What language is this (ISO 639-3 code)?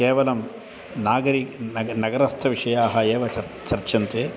san